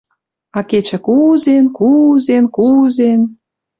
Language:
Western Mari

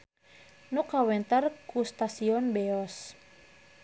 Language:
Sundanese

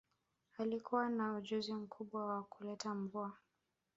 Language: Swahili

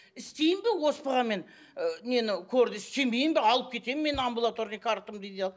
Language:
Kazakh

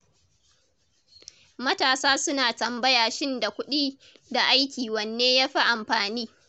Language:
Hausa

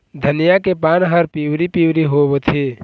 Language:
Chhattisgarhi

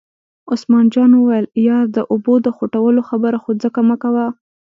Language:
Pashto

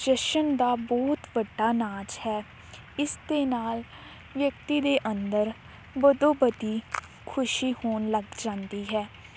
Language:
Punjabi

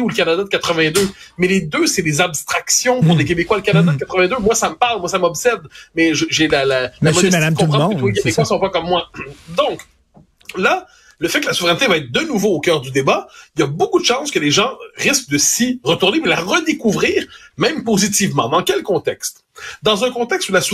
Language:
French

